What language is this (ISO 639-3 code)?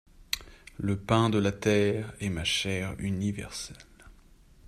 fra